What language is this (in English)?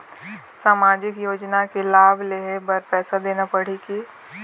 Chhattisgarhi